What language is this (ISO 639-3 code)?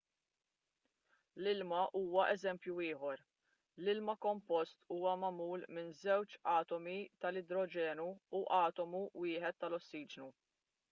mlt